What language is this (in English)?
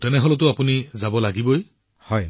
Assamese